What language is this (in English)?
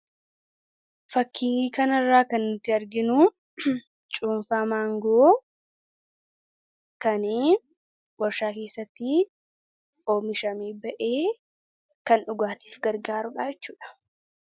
Oromo